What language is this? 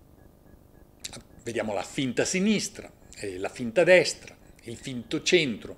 Italian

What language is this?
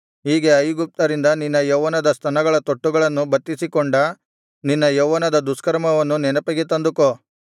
Kannada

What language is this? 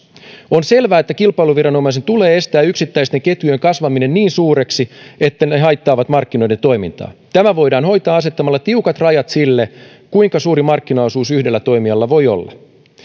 Finnish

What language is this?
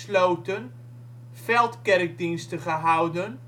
Dutch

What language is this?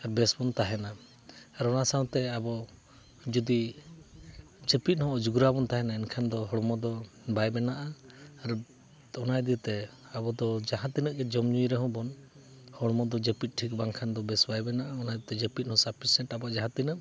Santali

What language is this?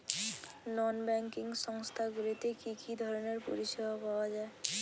Bangla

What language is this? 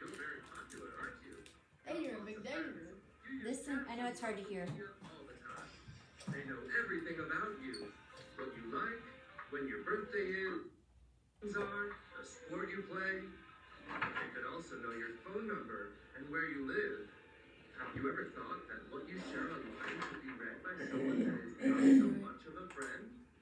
English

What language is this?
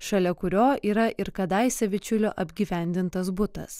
Lithuanian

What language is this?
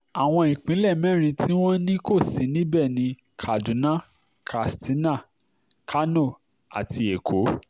Yoruba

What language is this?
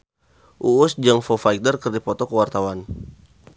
Sundanese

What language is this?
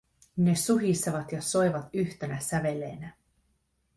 Finnish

